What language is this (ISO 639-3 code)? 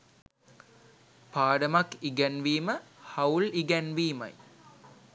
sin